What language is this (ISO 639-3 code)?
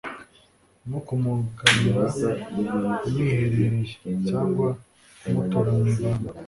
kin